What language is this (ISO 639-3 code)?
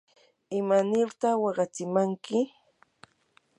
qur